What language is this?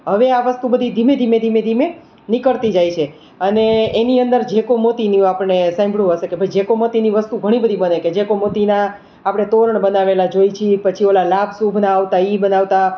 Gujarati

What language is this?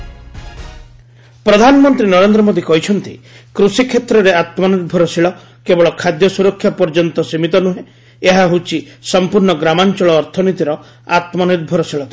Odia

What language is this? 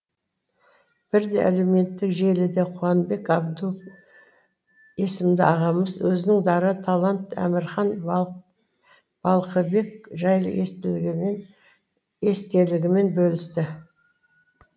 Kazakh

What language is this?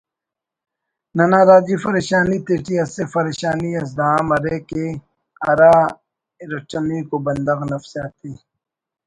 Brahui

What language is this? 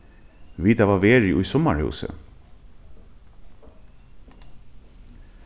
Faroese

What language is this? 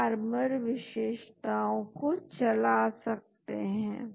Hindi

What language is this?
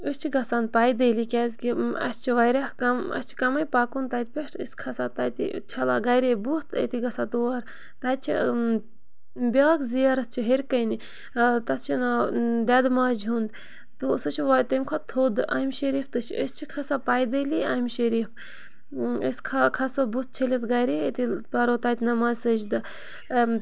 Kashmiri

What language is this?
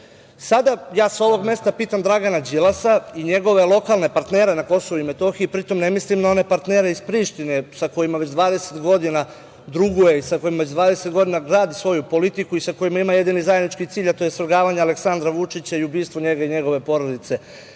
Serbian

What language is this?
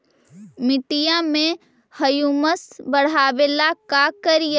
Magahi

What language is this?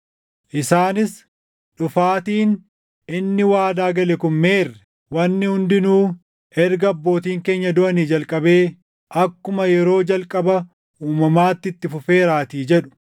Oromo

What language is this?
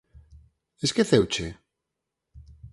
Galician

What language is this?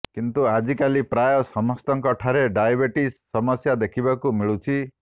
Odia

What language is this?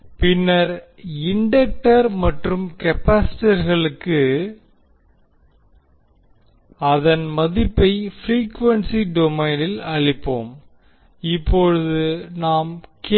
Tamil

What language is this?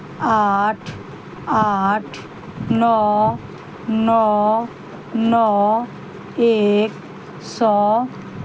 Maithili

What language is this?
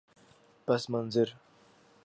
Urdu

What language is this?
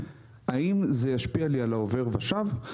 Hebrew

